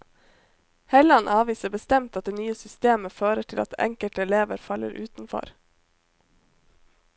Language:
Norwegian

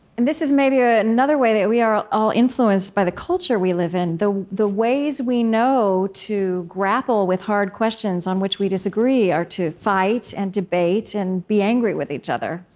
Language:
English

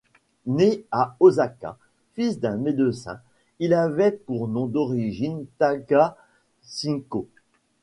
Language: French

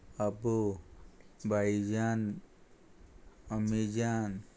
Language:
Konkani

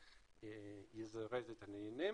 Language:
Hebrew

